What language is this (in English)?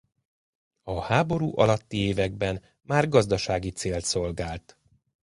Hungarian